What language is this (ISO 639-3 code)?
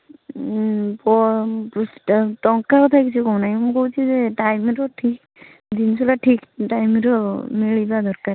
ori